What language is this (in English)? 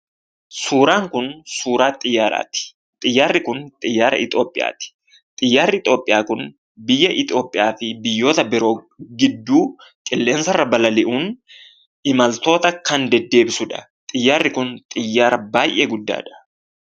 Oromo